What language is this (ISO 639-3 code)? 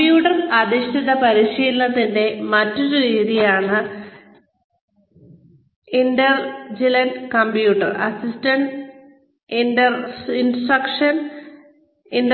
mal